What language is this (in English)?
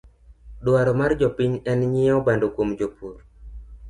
Luo (Kenya and Tanzania)